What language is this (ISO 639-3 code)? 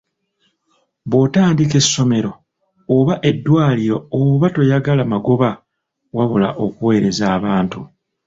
lug